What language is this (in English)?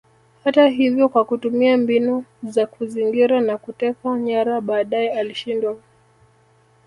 Swahili